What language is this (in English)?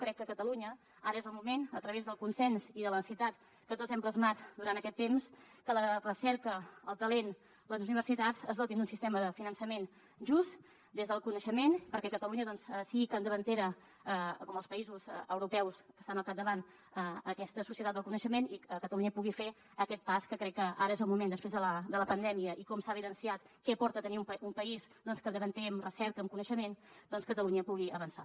Catalan